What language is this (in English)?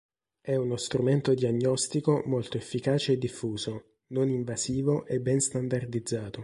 Italian